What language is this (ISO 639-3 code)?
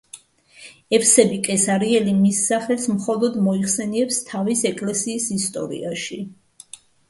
kat